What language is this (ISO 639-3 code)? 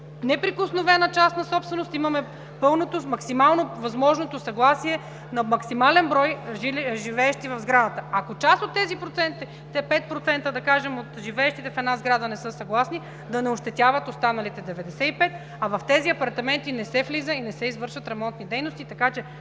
bul